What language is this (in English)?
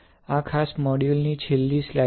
Gujarati